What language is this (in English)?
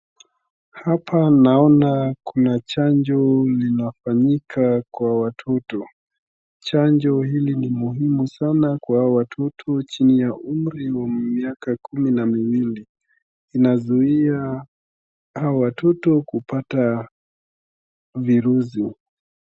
Swahili